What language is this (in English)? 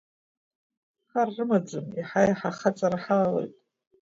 Abkhazian